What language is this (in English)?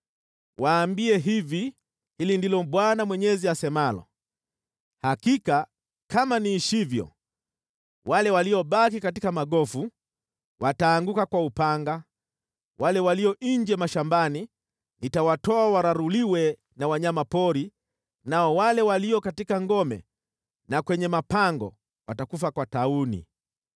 Swahili